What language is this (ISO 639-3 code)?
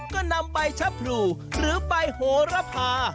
tha